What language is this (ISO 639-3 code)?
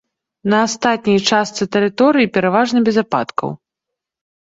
bel